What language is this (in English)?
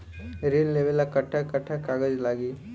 Bhojpuri